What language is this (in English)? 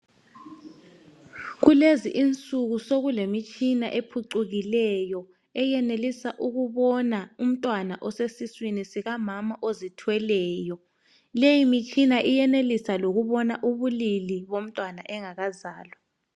North Ndebele